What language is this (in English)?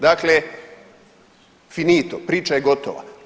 Croatian